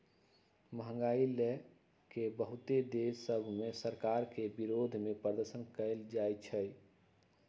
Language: Magahi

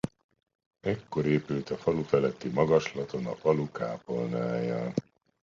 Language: Hungarian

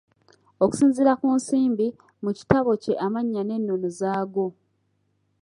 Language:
Ganda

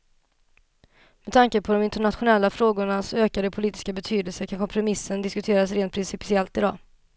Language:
Swedish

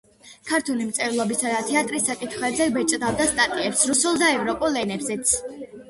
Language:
Georgian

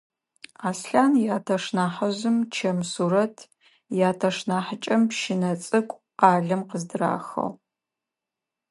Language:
Adyghe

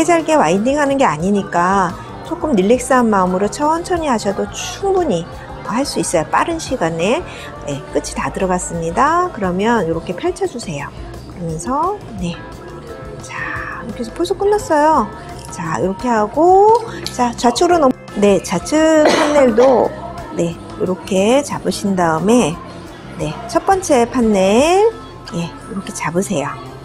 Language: Korean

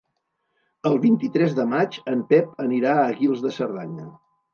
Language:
Catalan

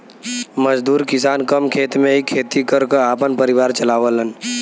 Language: Bhojpuri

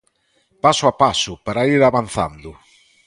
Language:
Galician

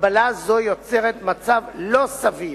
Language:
Hebrew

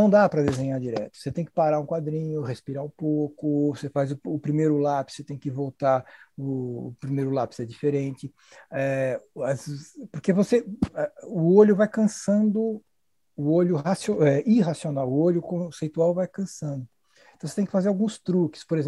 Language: Portuguese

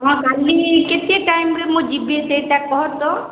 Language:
Odia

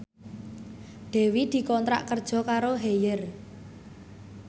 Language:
Javanese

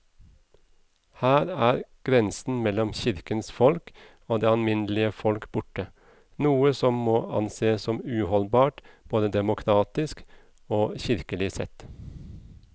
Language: Norwegian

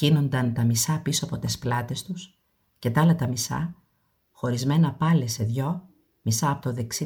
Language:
Greek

